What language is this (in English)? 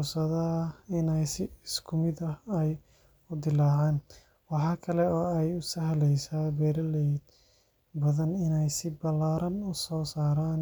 Somali